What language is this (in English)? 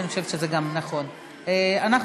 Hebrew